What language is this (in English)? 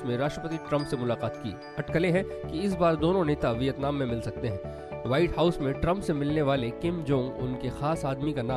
Hindi